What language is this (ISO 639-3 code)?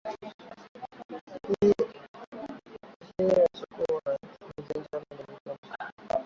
swa